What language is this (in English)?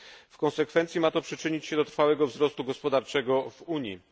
Polish